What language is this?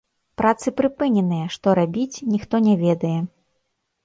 Belarusian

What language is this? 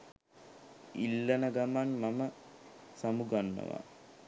Sinhala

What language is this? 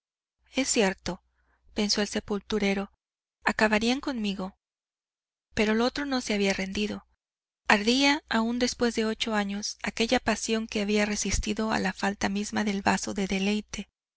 Spanish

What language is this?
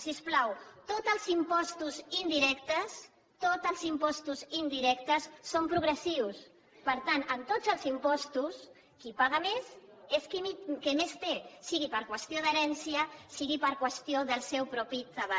Catalan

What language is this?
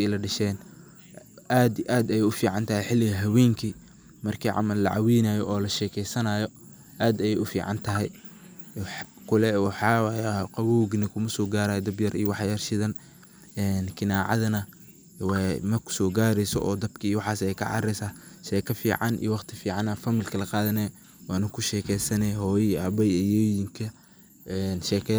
Somali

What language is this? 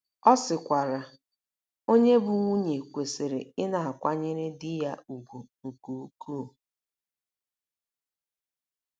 Igbo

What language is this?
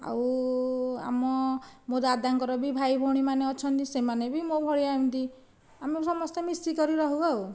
Odia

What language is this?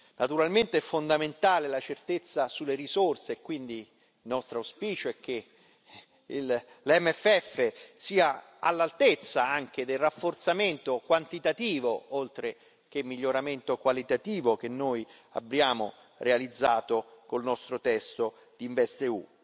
Italian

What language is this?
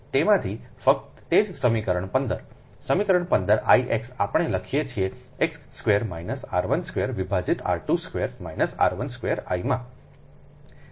Gujarati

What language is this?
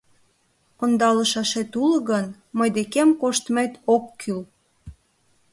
Mari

